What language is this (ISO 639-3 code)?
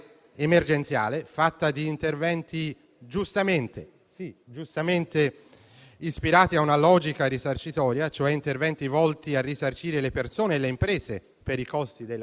ita